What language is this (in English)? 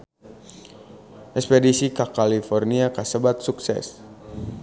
Sundanese